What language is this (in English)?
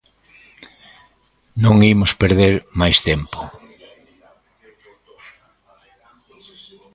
Galician